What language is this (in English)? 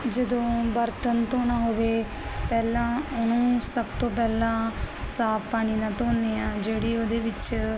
Punjabi